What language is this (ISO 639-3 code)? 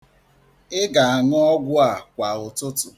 ibo